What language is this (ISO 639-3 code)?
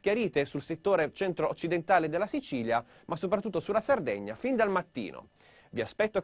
ita